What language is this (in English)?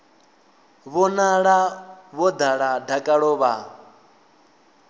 Venda